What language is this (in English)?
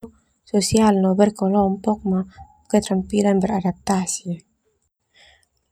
Termanu